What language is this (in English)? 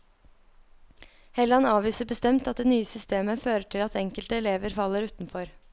Norwegian